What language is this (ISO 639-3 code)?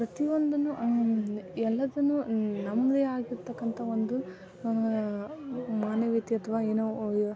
kan